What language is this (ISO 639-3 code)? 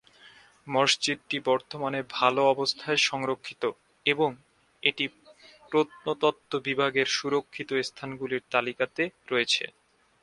ben